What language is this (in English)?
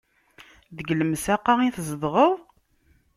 Kabyle